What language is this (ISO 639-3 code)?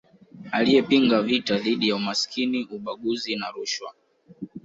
swa